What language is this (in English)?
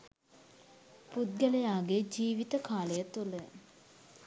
Sinhala